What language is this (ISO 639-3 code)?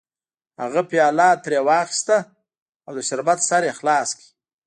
pus